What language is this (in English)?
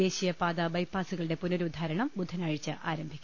Malayalam